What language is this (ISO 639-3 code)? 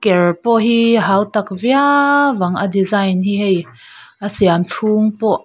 lus